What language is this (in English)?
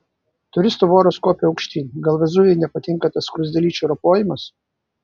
Lithuanian